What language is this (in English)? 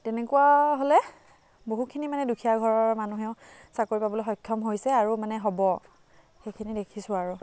Assamese